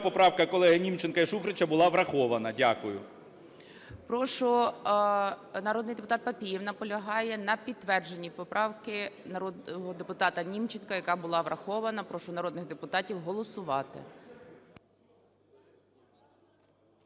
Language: Ukrainian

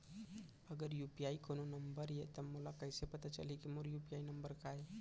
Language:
Chhattisgarhi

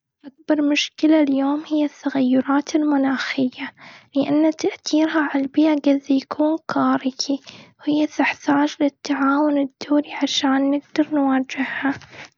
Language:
Gulf Arabic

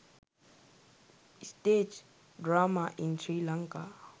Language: Sinhala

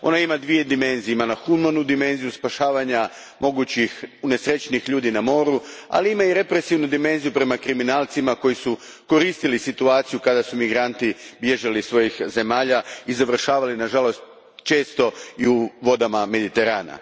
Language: Croatian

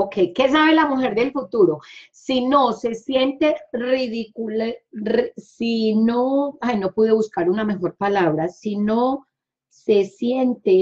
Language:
Spanish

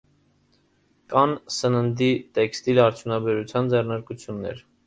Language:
Armenian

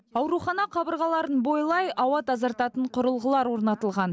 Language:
Kazakh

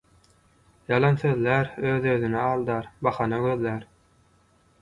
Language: Turkmen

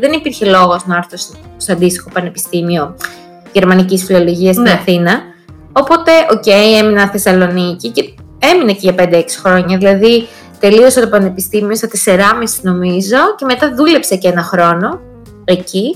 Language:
Greek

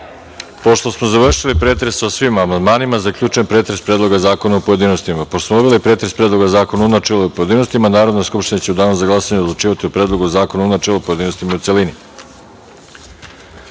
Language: Serbian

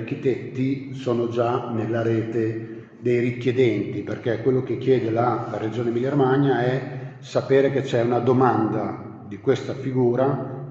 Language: Italian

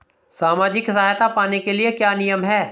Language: Hindi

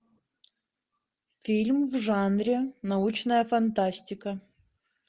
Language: Russian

